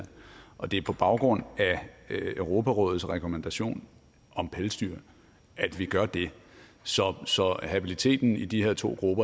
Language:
Danish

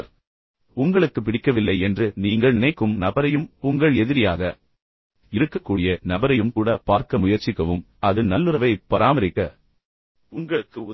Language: Tamil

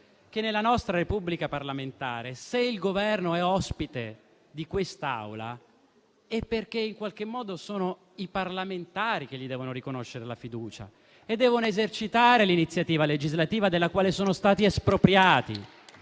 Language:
Italian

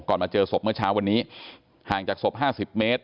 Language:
Thai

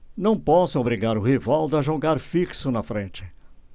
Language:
Portuguese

